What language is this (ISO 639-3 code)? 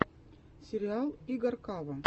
rus